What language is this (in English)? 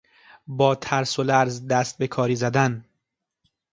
Persian